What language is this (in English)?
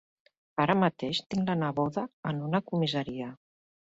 Catalan